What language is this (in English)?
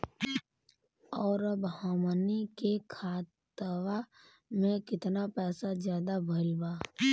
Bhojpuri